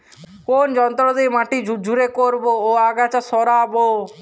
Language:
Bangla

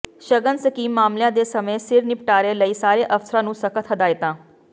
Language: Punjabi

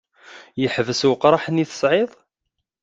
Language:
Kabyle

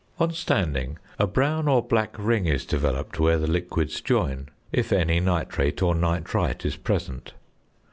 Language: English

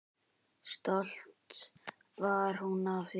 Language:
Icelandic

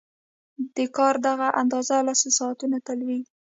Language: Pashto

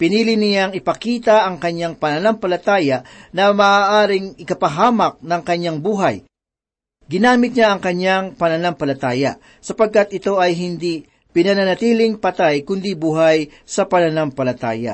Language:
Filipino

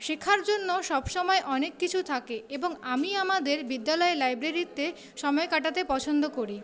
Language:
Bangla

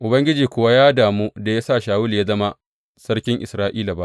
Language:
Hausa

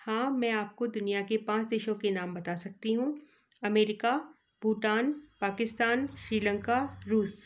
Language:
Hindi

